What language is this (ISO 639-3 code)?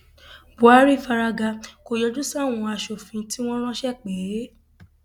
yor